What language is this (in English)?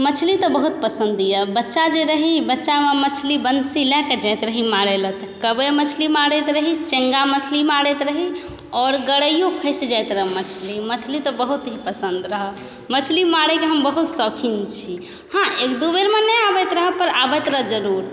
Maithili